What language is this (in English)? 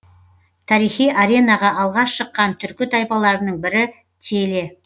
Kazakh